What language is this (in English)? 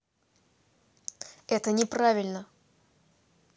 Russian